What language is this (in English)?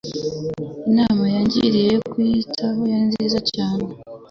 Kinyarwanda